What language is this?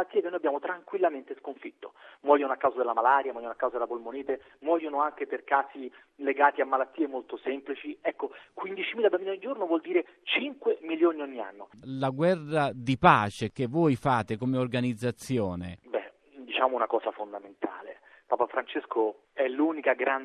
Italian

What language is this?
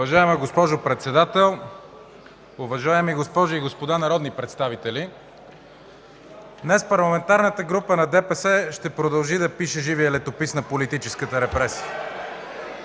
Bulgarian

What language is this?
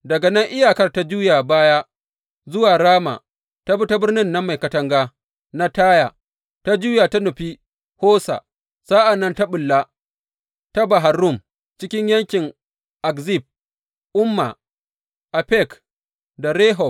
Hausa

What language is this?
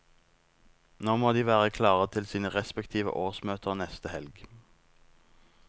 Norwegian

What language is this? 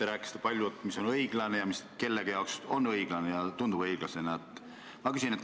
Estonian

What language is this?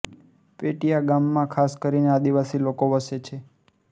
Gujarati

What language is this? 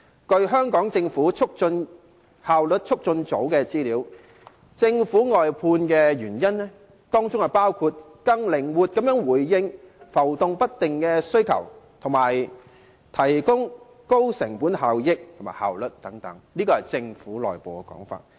Cantonese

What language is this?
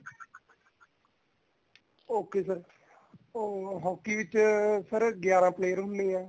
Punjabi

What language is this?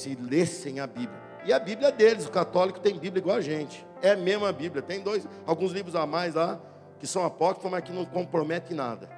Portuguese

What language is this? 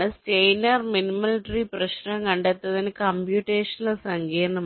Malayalam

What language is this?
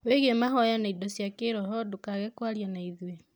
Kikuyu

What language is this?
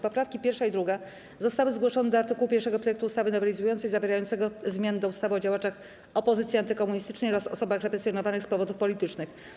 Polish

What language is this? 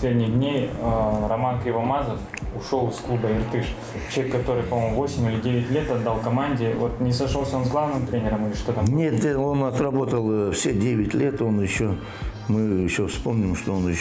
Russian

